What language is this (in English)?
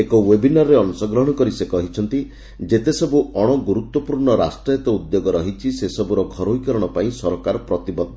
Odia